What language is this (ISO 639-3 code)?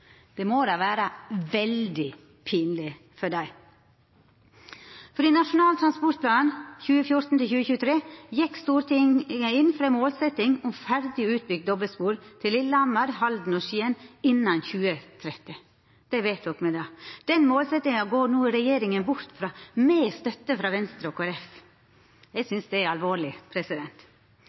nno